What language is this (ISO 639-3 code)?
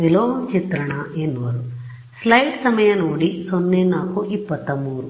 kan